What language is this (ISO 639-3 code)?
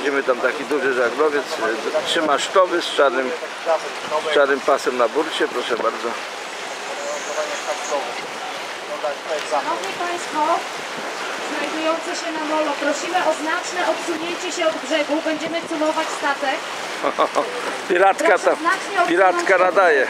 pol